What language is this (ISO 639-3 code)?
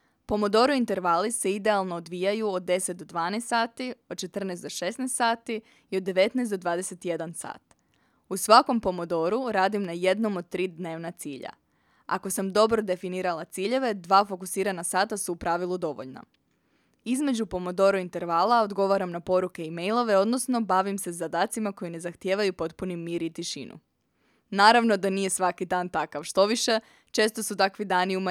hrv